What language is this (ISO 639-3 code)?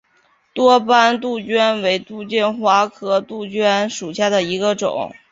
zho